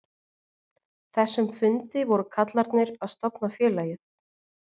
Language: Icelandic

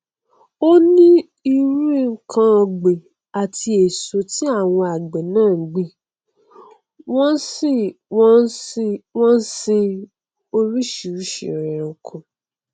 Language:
Yoruba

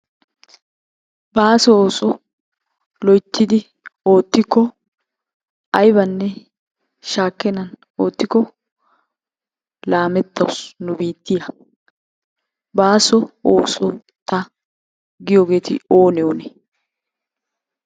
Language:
Wolaytta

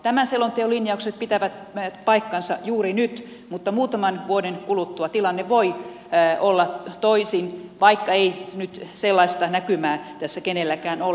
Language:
Finnish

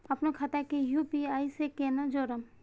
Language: Maithili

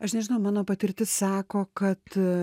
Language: Lithuanian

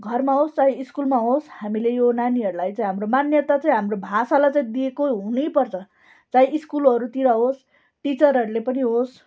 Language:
Nepali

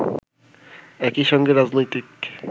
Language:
Bangla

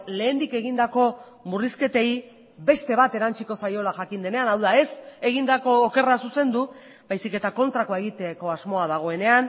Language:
Basque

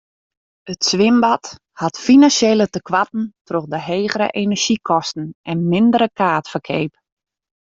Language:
Western Frisian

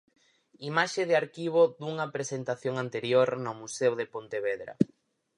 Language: Galician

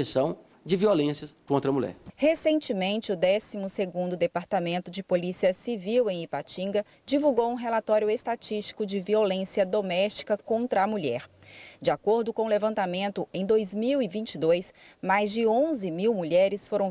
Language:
Portuguese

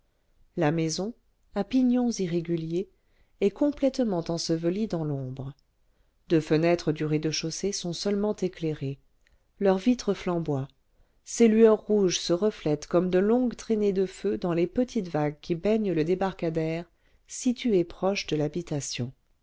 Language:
French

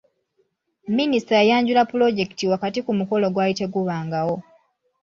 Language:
Ganda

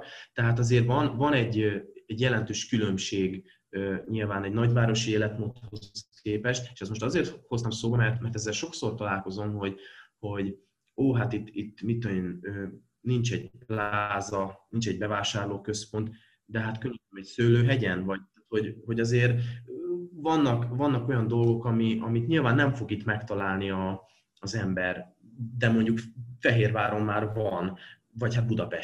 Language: Hungarian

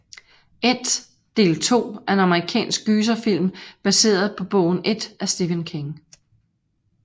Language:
Danish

